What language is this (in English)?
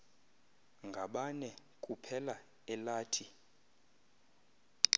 Xhosa